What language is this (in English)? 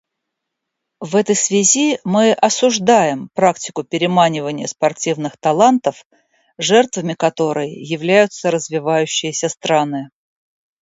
Russian